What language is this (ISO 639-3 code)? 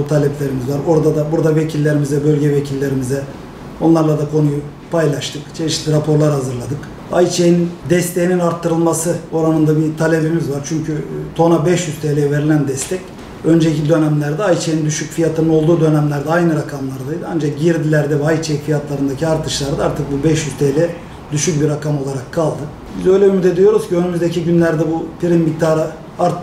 tur